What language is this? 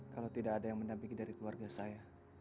Indonesian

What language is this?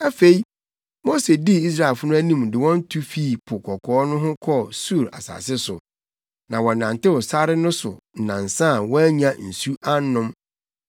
Akan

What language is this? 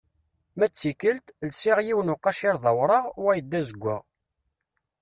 Kabyle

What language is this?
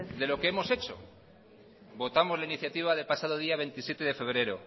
Spanish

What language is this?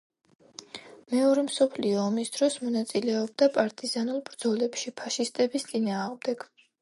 Georgian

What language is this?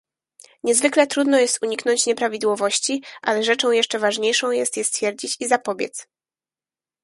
Polish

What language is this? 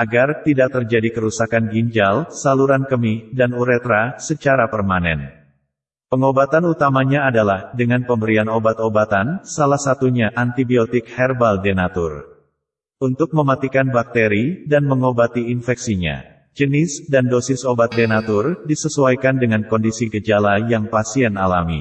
Indonesian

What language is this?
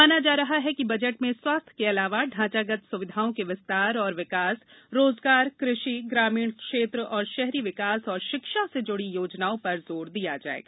Hindi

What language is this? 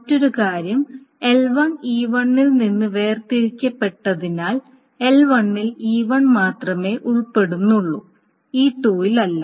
Malayalam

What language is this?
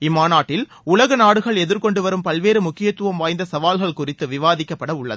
Tamil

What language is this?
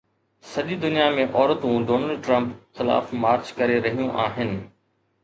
Sindhi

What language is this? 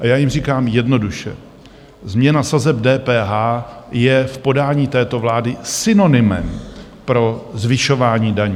Czech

